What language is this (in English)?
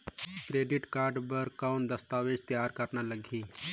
Chhattisgarhi